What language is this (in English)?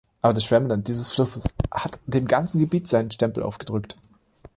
German